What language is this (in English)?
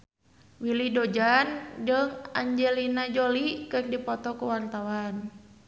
Sundanese